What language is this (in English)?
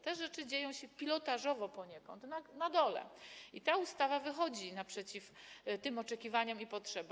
Polish